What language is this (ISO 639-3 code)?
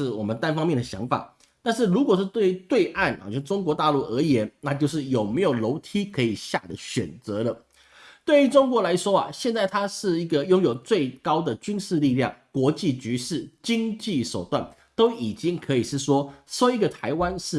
zho